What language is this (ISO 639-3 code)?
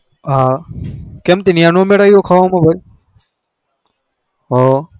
guj